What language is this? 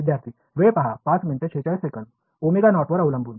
Marathi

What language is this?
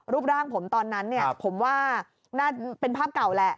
Thai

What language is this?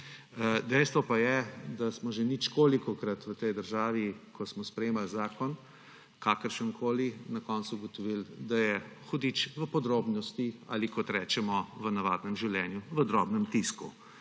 Slovenian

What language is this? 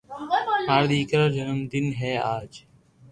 Loarki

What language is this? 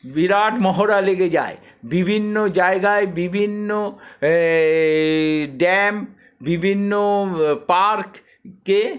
Bangla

